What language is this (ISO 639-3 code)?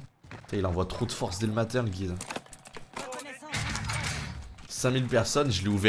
fra